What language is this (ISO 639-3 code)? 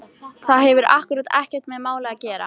isl